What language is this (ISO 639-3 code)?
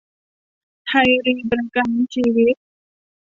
tha